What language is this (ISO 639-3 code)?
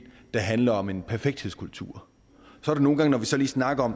dan